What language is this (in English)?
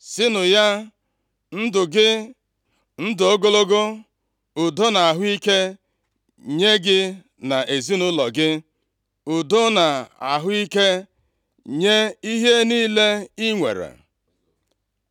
Igbo